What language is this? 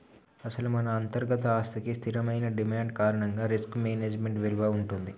Telugu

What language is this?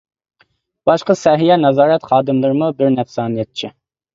Uyghur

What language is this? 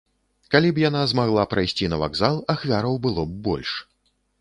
Belarusian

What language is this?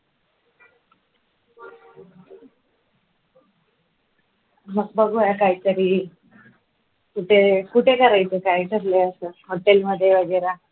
Marathi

